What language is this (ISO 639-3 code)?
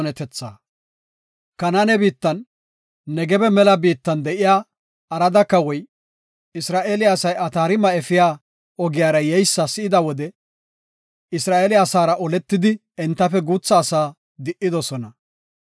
gof